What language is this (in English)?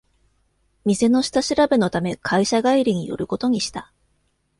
Japanese